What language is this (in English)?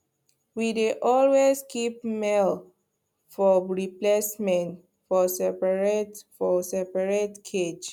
Nigerian Pidgin